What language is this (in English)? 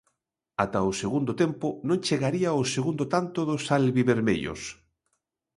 Galician